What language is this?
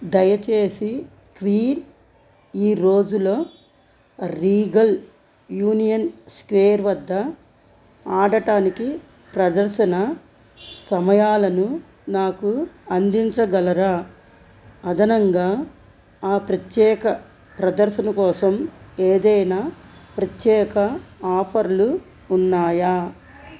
Telugu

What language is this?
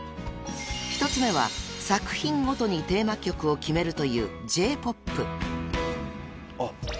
Japanese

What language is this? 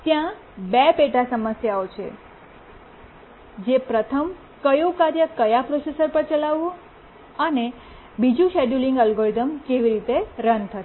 Gujarati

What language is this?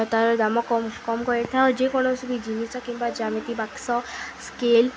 Odia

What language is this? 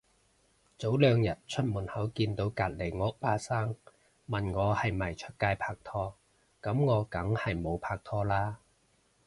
Cantonese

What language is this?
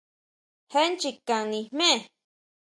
Huautla Mazatec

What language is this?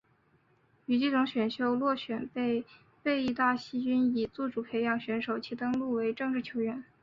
Chinese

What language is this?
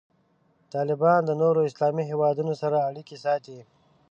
Pashto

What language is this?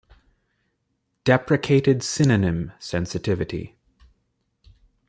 English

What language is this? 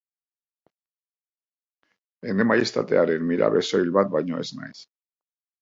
Basque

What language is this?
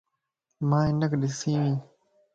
Lasi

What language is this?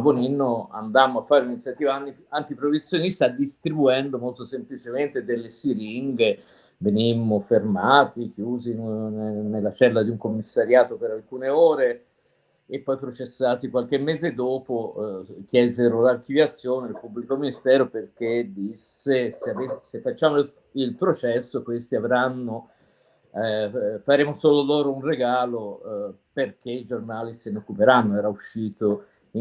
Italian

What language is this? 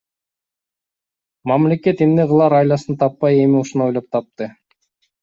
Kyrgyz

